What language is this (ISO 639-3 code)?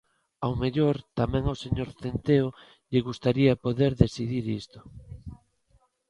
glg